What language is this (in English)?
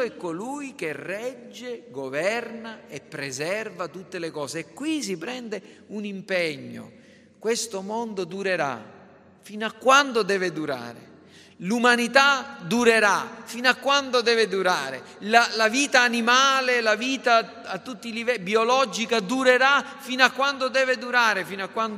Italian